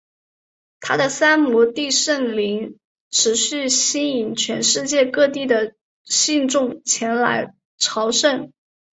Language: Chinese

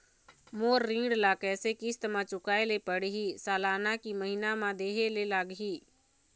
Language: Chhattisgarhi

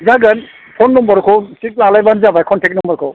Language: Bodo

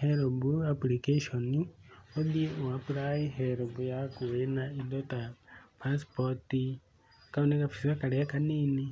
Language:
Kikuyu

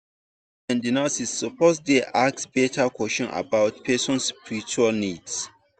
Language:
Nigerian Pidgin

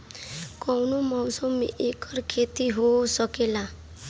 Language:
Bhojpuri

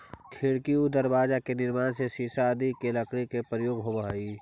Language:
Magahi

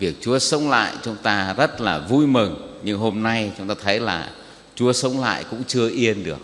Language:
Vietnamese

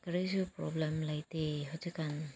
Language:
Manipuri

